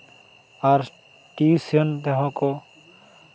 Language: Santali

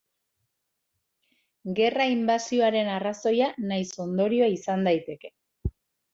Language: Basque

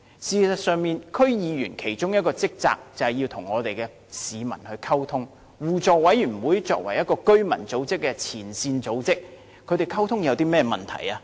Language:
Cantonese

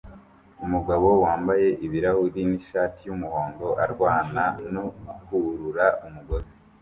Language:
Kinyarwanda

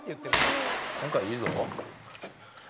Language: Japanese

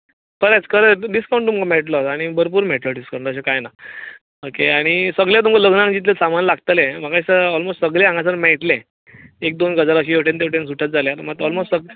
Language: Konkani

